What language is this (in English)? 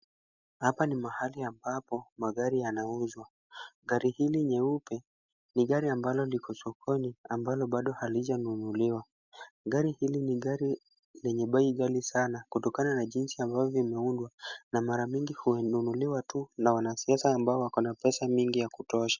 Swahili